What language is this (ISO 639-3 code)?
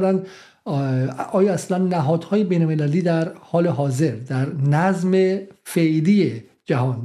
fas